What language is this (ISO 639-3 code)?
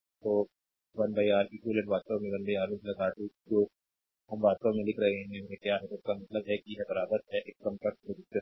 hin